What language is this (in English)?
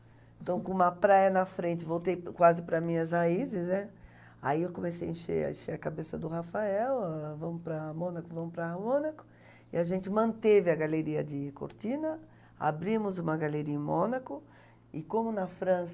Portuguese